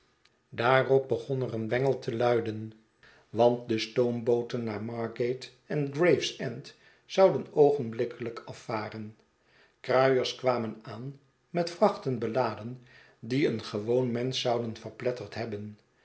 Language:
Dutch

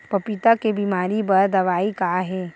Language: Chhattisgarhi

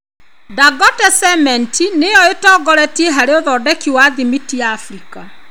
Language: Kikuyu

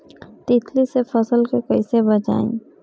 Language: Bhojpuri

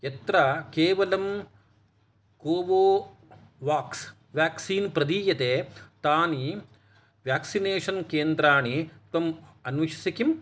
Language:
Sanskrit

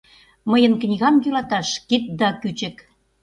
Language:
Mari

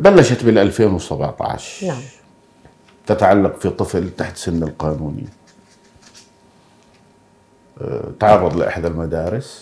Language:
Arabic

